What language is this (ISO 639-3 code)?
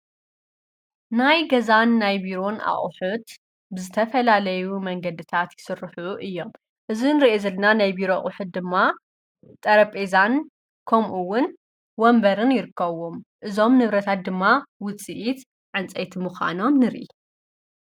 tir